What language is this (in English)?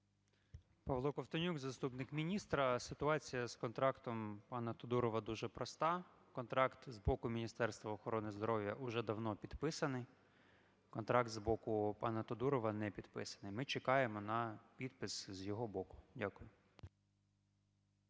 Ukrainian